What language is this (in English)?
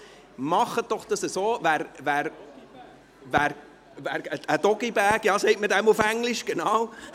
Swiss German